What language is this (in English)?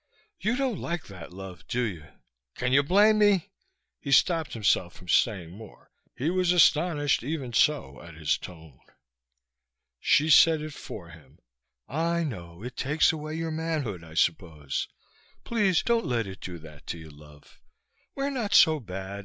English